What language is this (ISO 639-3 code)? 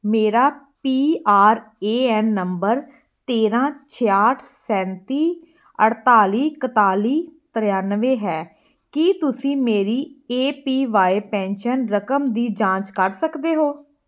pan